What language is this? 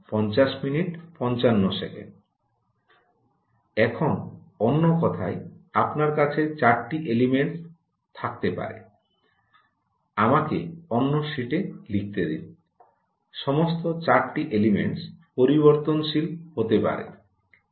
Bangla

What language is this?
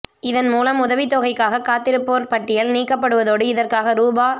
Tamil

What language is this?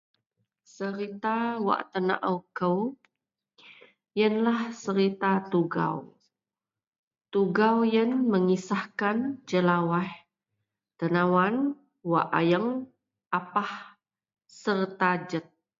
Central Melanau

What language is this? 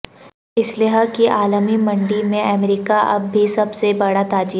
Urdu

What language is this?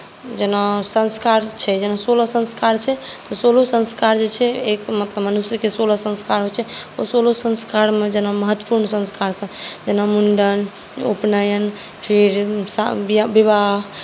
Maithili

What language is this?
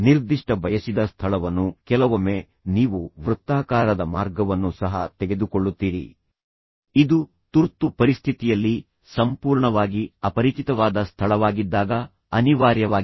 Kannada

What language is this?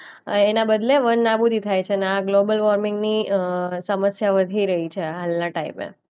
Gujarati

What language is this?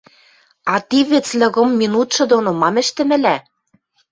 Western Mari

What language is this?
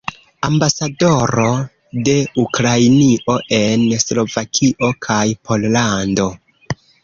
Esperanto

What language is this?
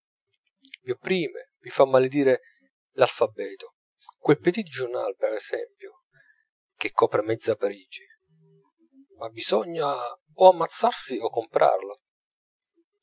Italian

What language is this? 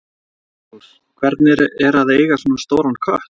Icelandic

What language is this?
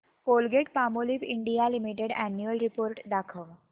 Marathi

